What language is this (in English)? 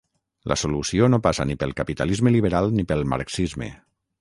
Catalan